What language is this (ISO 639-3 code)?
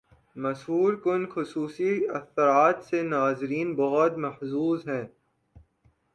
urd